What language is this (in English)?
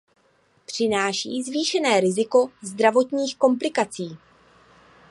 Czech